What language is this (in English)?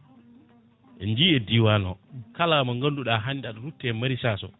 Fula